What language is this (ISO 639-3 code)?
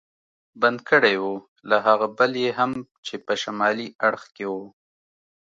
pus